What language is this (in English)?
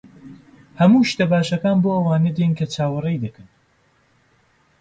Central Kurdish